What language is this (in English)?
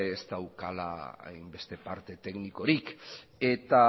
Basque